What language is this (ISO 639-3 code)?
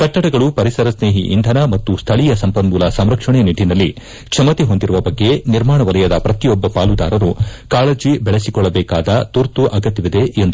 kan